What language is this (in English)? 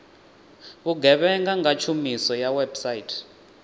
Venda